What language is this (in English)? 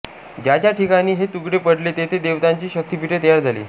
Marathi